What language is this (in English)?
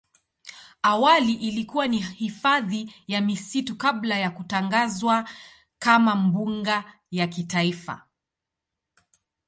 Swahili